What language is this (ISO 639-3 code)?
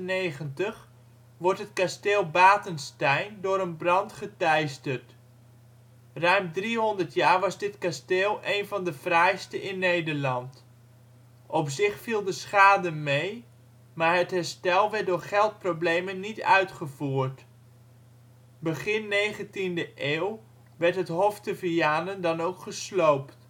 nld